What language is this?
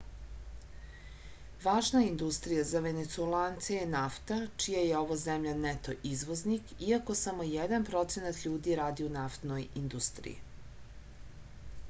Serbian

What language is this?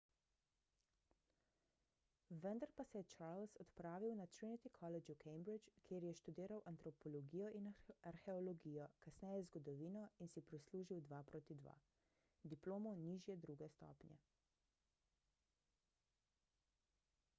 Slovenian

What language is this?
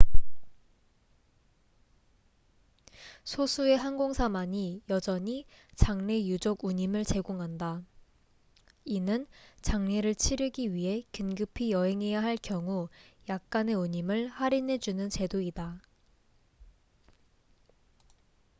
Korean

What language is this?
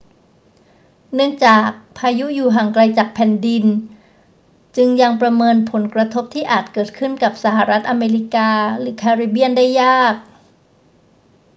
Thai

